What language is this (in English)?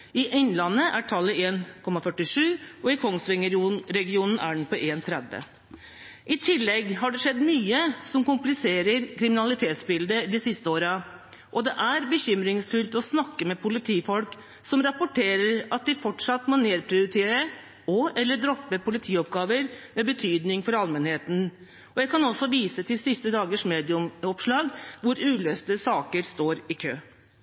Norwegian Bokmål